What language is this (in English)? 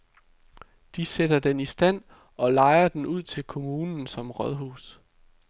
Danish